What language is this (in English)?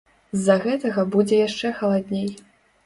Belarusian